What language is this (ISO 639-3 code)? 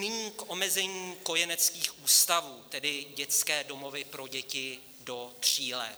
ces